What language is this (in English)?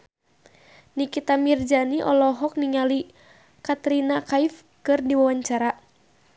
Sundanese